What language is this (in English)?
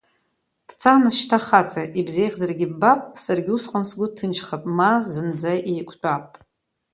Abkhazian